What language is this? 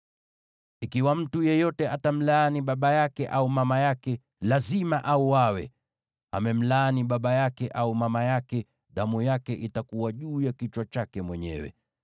Swahili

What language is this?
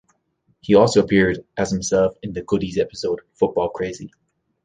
English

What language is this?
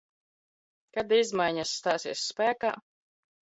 Latvian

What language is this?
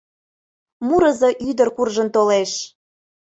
Mari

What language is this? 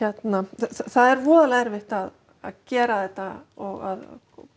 Icelandic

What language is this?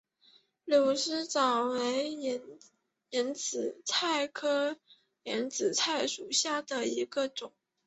Chinese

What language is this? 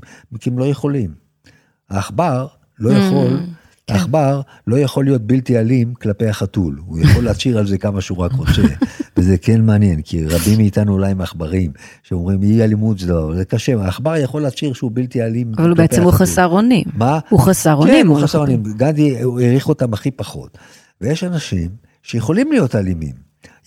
Hebrew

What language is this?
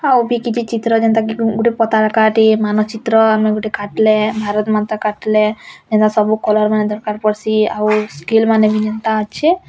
Odia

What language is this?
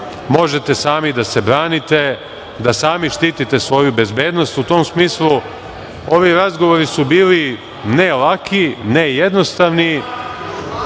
Serbian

